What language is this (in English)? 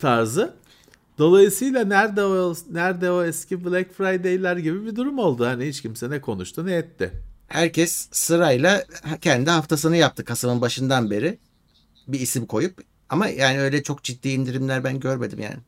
Turkish